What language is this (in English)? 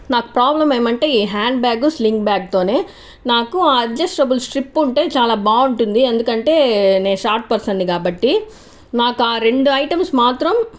Telugu